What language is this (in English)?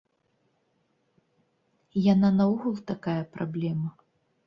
Belarusian